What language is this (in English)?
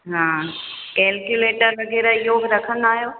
Sindhi